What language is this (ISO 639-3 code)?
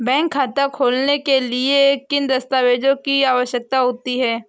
hin